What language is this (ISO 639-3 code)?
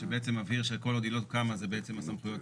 heb